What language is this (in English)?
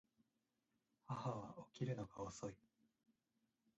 Japanese